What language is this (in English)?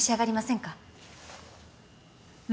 Japanese